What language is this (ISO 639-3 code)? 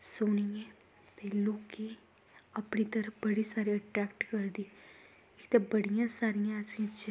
doi